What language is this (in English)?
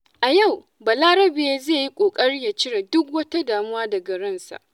Hausa